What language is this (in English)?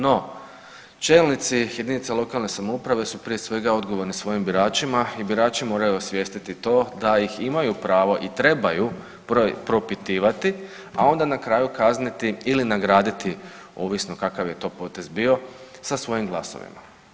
Croatian